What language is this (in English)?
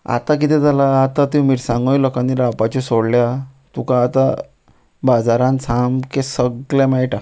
Konkani